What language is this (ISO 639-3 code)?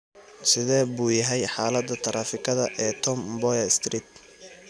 som